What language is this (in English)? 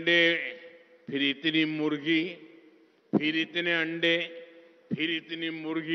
Hindi